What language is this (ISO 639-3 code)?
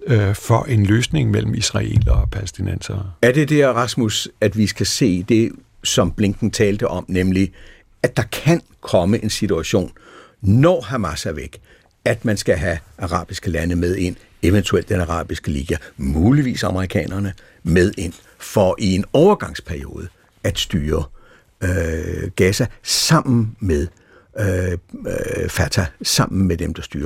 dan